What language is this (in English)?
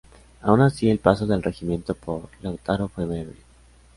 Spanish